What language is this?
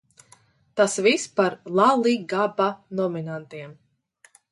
Latvian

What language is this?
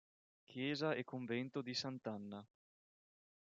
Italian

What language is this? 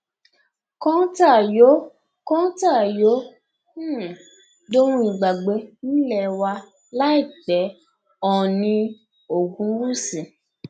Yoruba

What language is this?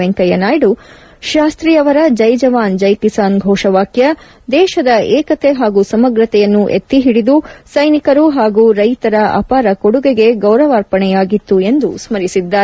Kannada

